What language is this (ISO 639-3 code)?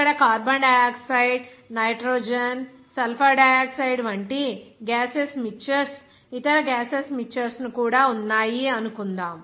tel